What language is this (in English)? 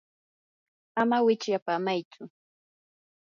Yanahuanca Pasco Quechua